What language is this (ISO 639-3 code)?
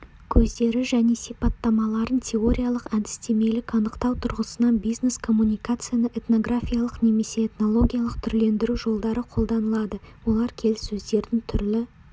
kaz